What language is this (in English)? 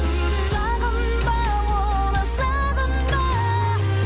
Kazakh